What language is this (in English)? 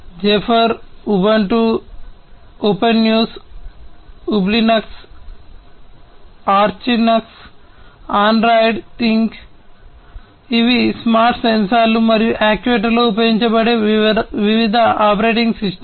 Telugu